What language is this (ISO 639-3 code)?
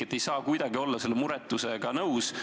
est